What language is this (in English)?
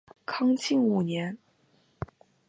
Chinese